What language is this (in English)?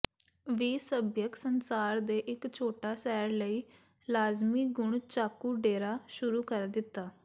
Punjabi